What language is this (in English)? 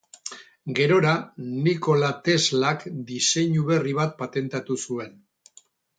Basque